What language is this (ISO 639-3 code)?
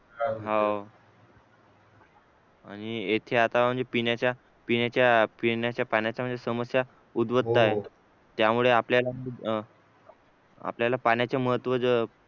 mar